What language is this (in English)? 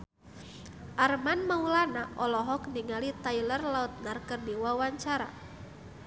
Sundanese